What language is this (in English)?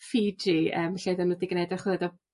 Welsh